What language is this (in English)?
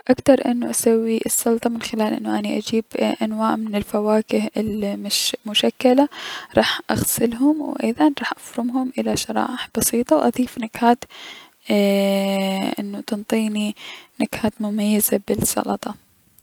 Mesopotamian Arabic